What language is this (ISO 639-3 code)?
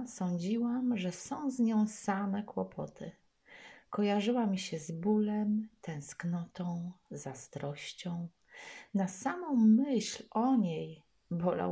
pol